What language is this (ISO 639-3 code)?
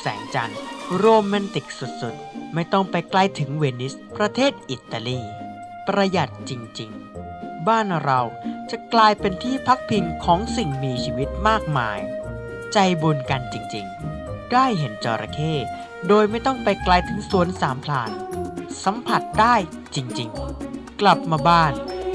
tha